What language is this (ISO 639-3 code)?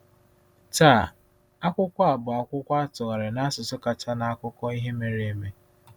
ibo